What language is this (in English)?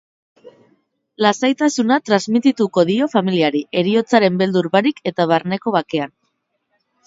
Basque